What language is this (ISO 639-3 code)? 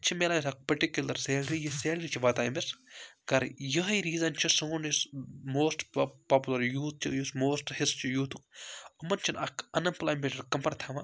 kas